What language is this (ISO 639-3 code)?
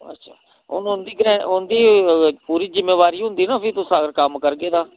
doi